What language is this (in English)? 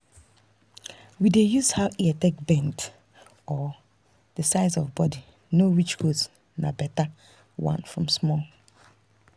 Nigerian Pidgin